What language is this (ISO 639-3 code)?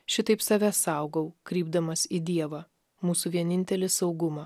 lit